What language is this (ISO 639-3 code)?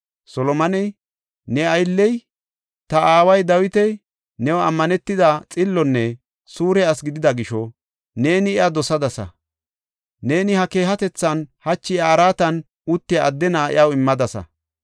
gof